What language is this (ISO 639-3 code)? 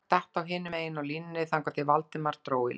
isl